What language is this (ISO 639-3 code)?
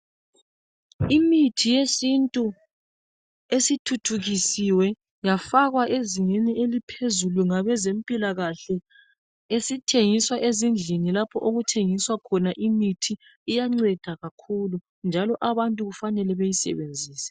nde